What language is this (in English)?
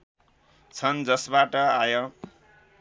Nepali